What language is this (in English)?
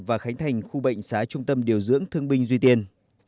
Vietnamese